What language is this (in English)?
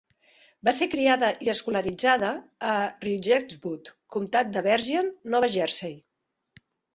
Catalan